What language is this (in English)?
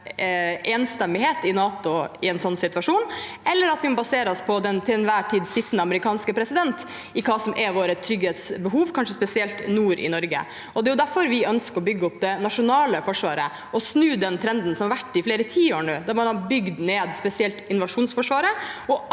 Norwegian